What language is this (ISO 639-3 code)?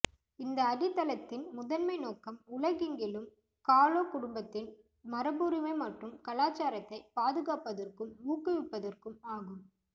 tam